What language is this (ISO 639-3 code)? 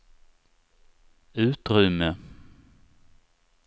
swe